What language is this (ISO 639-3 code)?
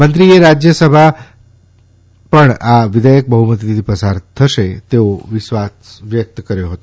guj